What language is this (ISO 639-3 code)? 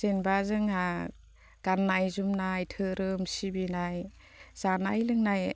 brx